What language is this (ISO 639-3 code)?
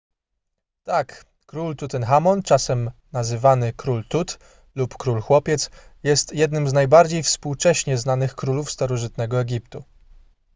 pol